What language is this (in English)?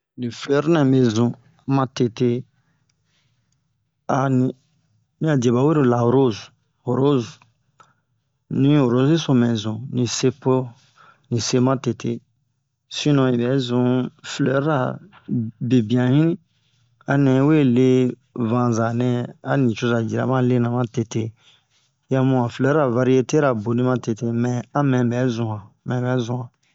Bomu